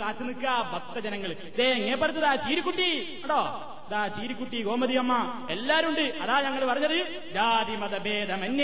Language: Malayalam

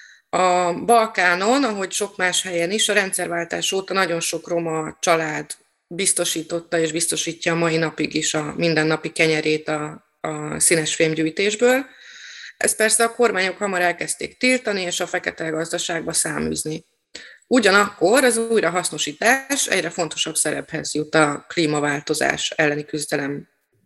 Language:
Hungarian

